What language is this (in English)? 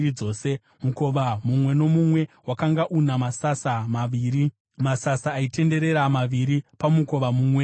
Shona